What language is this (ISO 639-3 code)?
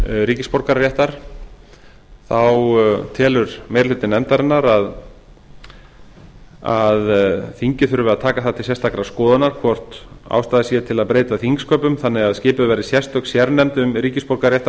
isl